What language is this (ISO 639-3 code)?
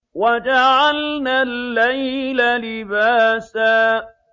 ara